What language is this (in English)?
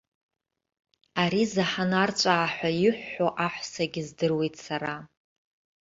Abkhazian